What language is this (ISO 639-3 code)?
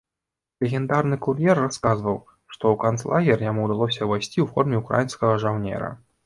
bel